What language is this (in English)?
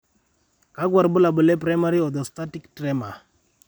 Masai